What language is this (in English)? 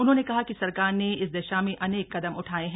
Hindi